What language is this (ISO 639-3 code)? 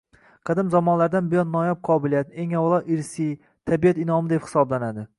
uzb